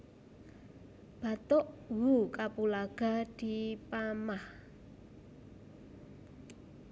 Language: Javanese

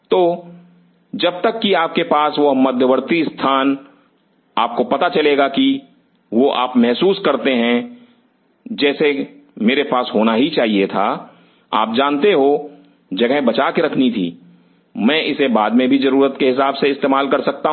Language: Hindi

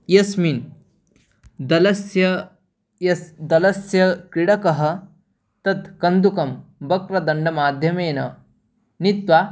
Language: Sanskrit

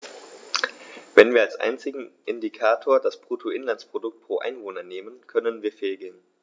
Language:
German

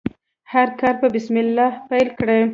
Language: Pashto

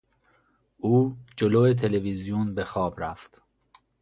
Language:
Persian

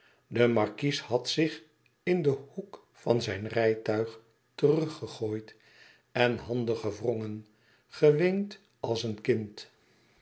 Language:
Dutch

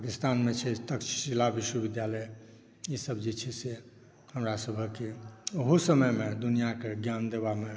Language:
Maithili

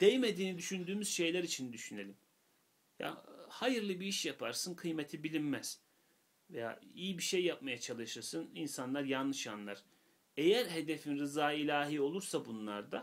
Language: Turkish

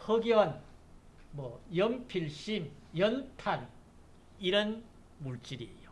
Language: Korean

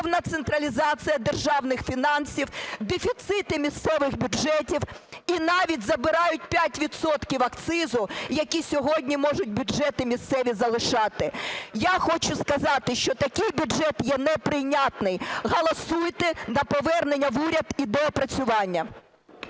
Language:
Ukrainian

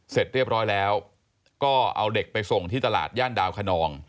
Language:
Thai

